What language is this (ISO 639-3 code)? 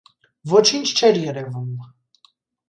hye